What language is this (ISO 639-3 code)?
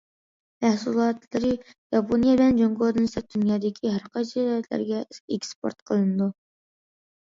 uig